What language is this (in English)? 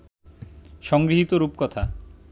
Bangla